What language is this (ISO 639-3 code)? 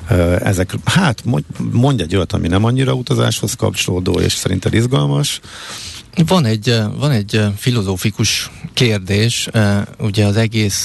hun